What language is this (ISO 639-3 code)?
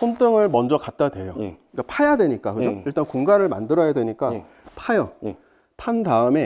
kor